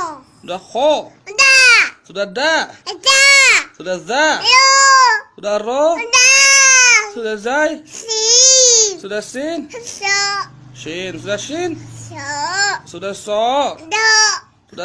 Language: Malay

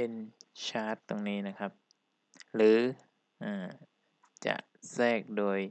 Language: Thai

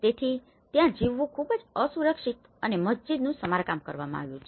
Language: Gujarati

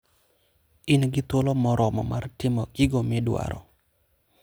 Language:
Luo (Kenya and Tanzania)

